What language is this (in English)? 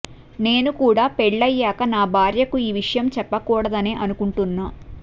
Telugu